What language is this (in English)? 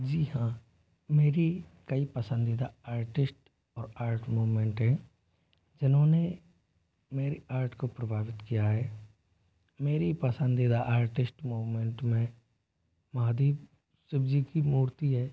Hindi